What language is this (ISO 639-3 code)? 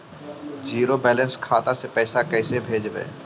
mag